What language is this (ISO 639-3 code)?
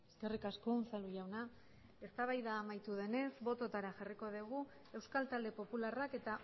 eus